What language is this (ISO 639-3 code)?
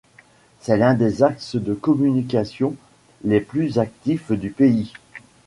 fra